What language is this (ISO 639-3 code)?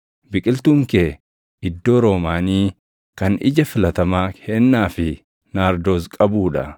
orm